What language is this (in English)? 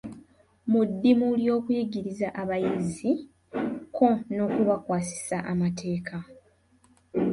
Ganda